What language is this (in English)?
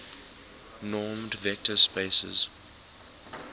English